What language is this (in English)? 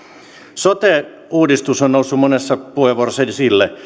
Finnish